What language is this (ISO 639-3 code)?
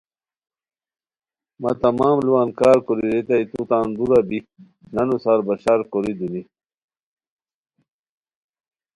khw